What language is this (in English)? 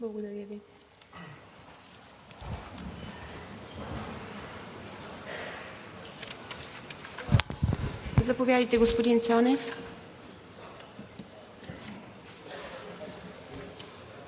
Bulgarian